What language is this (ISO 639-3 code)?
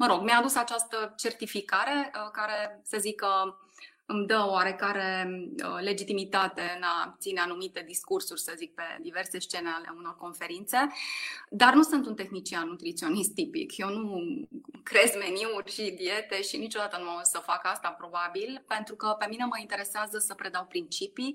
ron